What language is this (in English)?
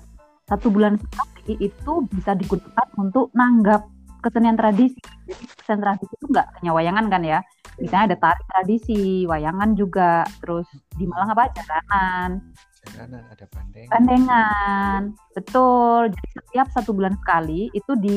Indonesian